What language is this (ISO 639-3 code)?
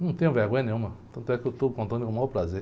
por